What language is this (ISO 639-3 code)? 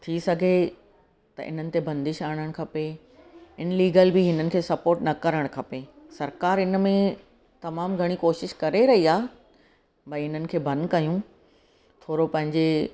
snd